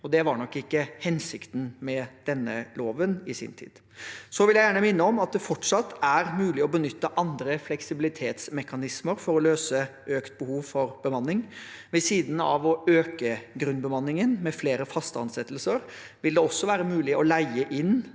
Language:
Norwegian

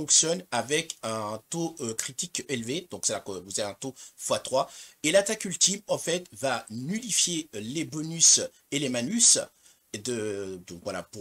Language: French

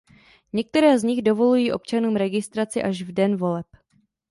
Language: Czech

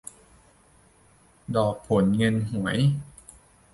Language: Thai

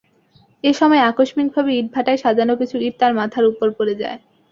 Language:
Bangla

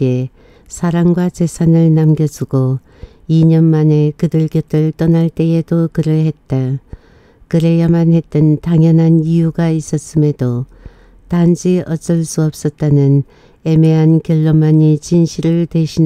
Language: Korean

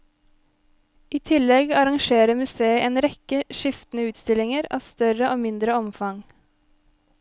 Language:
Norwegian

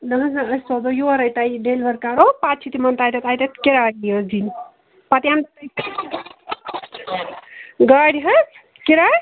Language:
Kashmiri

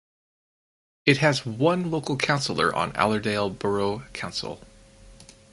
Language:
English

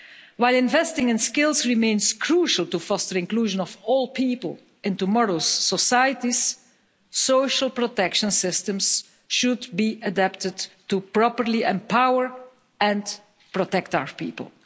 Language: English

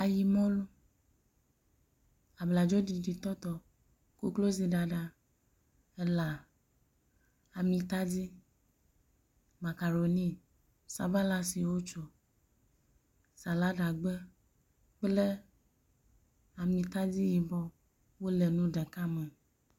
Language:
Ewe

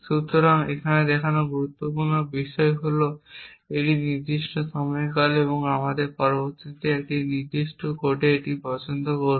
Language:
Bangla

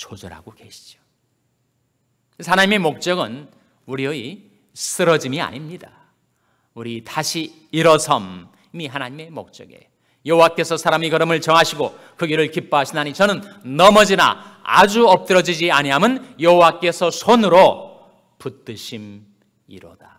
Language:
Korean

